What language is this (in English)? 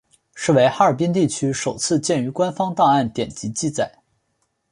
Chinese